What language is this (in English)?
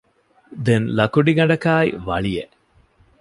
Divehi